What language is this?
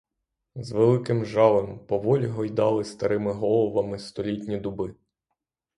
Ukrainian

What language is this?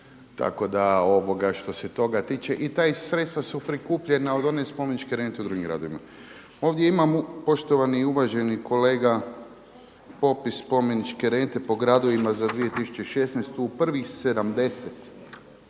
Croatian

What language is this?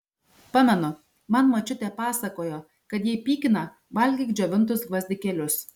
Lithuanian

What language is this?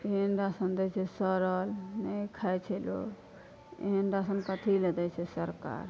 Maithili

